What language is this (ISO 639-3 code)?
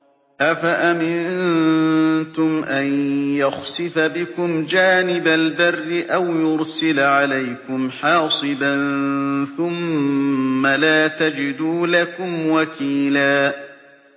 ara